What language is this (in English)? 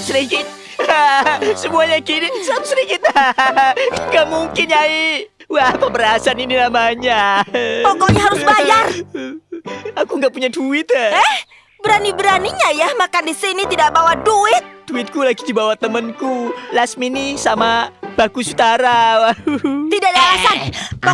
Indonesian